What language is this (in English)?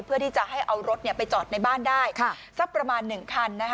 Thai